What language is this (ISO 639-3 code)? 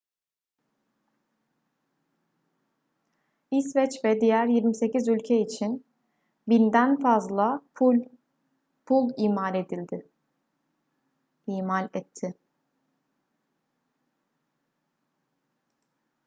tur